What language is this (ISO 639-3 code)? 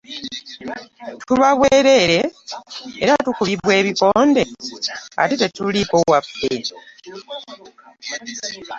lug